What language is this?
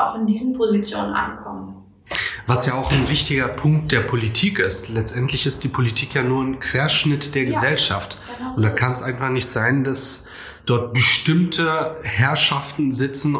German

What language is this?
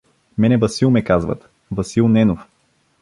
Bulgarian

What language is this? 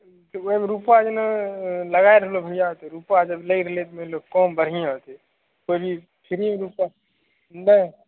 Maithili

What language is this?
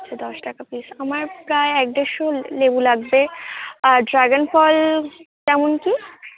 Bangla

